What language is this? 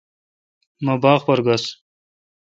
Kalkoti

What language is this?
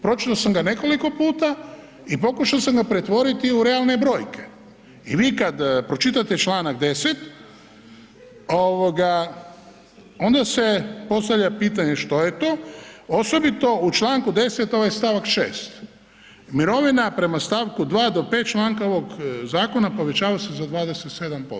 Croatian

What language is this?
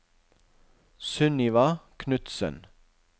Norwegian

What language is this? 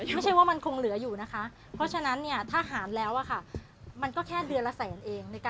Thai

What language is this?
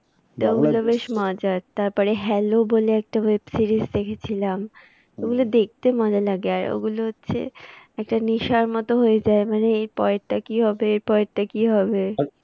Bangla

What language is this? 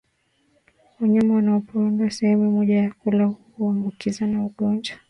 Swahili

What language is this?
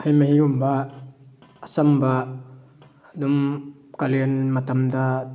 Manipuri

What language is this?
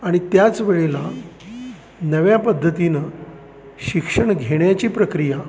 Marathi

